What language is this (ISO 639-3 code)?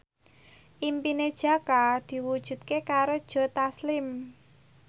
jav